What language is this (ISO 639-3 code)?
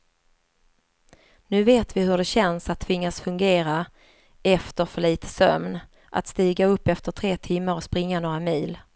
swe